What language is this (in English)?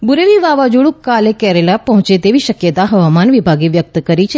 Gujarati